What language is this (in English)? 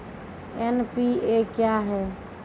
Maithili